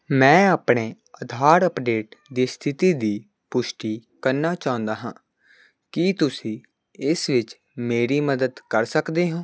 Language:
Punjabi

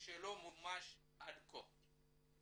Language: Hebrew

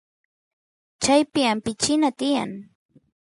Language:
Santiago del Estero Quichua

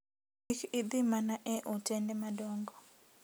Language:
Luo (Kenya and Tanzania)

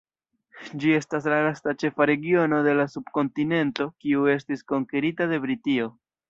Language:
Esperanto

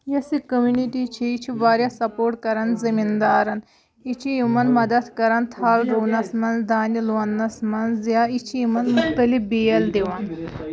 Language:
Kashmiri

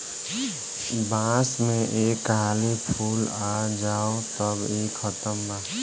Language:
Bhojpuri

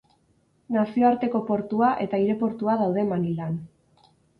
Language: Basque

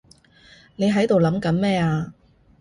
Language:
Cantonese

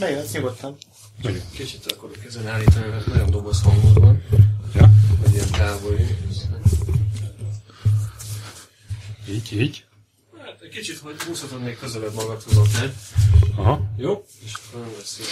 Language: Hungarian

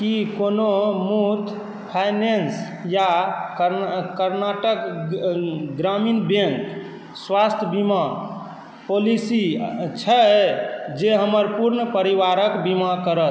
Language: Maithili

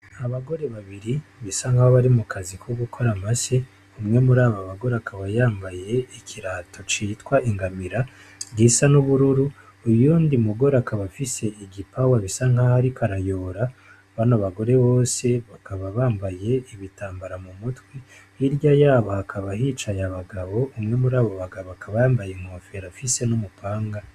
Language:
Rundi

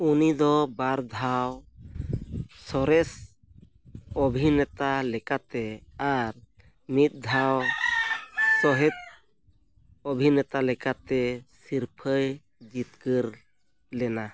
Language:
Santali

